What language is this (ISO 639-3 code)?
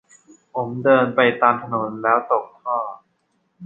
tha